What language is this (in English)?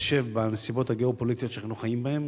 Hebrew